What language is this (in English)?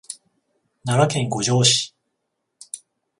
Japanese